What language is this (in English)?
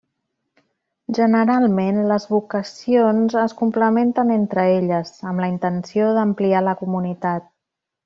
Catalan